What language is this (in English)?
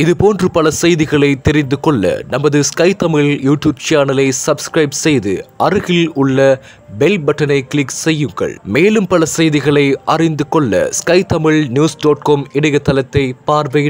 Russian